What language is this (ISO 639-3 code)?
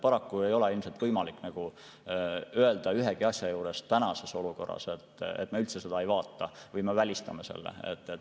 est